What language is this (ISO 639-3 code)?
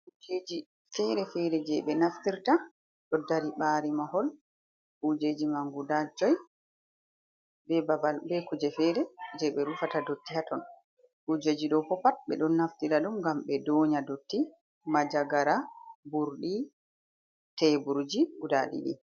ful